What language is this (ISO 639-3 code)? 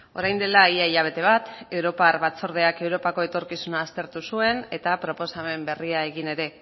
eus